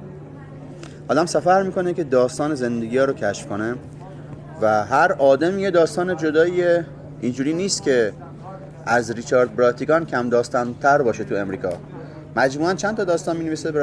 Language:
Persian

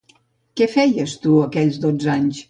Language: Catalan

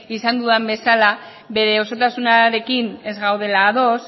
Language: Basque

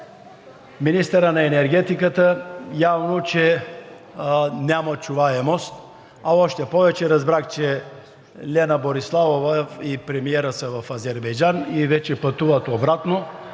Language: Bulgarian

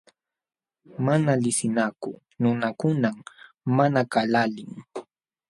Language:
Jauja Wanca Quechua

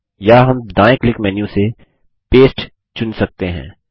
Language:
Hindi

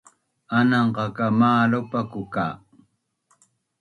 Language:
Bunun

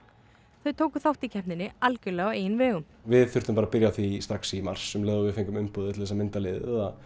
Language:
Icelandic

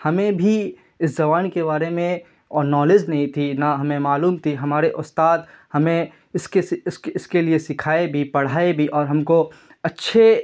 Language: Urdu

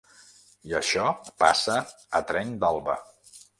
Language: Catalan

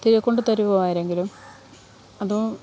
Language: Malayalam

